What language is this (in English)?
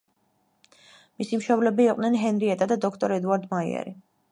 Georgian